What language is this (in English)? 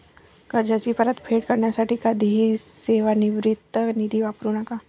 Marathi